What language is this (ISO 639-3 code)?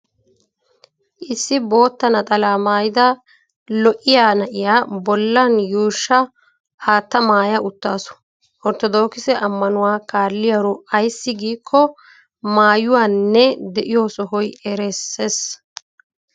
wal